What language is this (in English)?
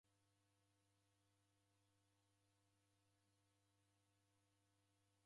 Taita